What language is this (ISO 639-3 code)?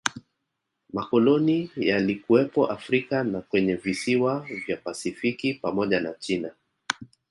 swa